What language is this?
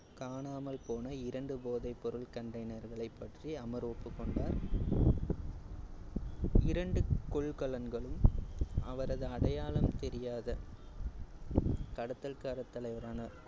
Tamil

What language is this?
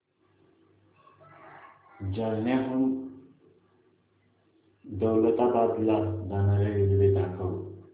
Marathi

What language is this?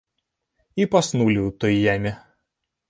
Belarusian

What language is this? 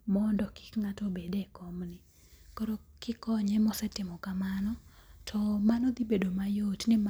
Luo (Kenya and Tanzania)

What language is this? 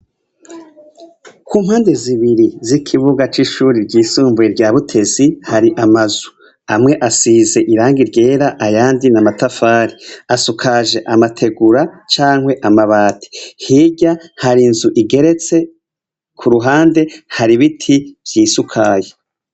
Rundi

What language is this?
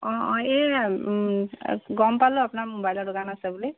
Assamese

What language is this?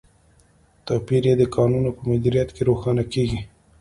Pashto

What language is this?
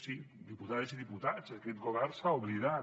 Catalan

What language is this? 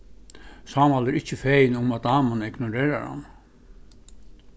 Faroese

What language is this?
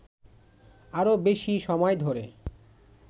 Bangla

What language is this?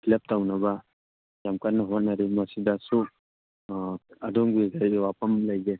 Manipuri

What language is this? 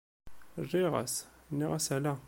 Kabyle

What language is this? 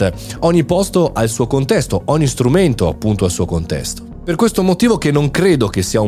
Italian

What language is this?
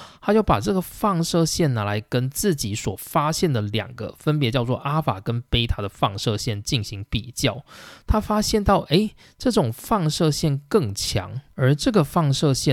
Chinese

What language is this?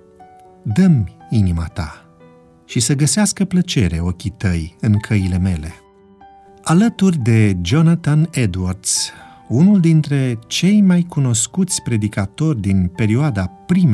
Romanian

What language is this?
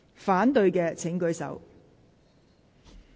Cantonese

